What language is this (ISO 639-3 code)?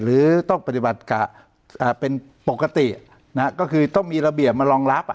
tha